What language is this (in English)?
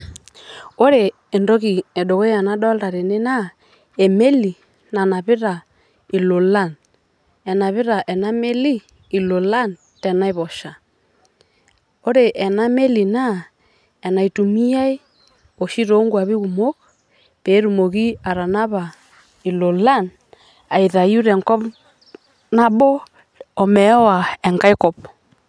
Masai